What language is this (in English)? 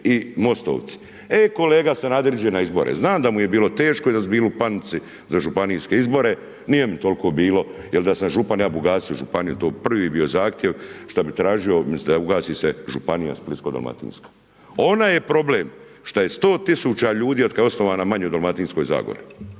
Croatian